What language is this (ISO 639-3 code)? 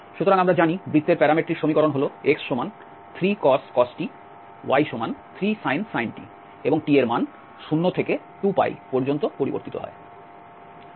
ben